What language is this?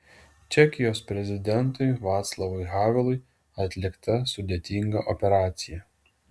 Lithuanian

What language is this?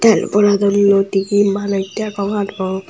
Chakma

